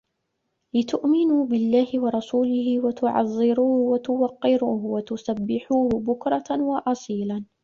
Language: Arabic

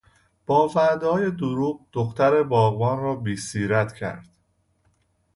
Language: Persian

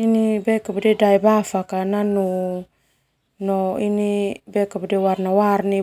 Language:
Termanu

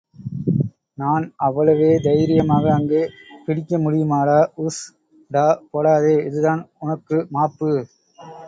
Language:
Tamil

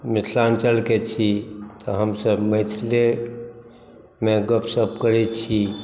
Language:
Maithili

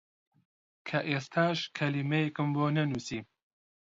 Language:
Central Kurdish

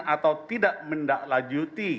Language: Indonesian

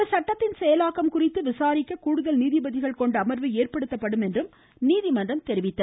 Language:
Tamil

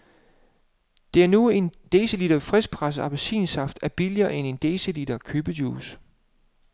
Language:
Danish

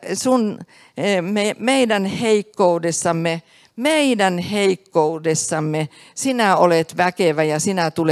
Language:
Finnish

